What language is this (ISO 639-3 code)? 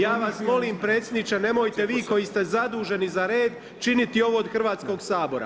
hrv